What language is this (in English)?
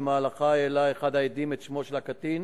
Hebrew